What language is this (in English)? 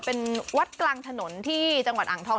Thai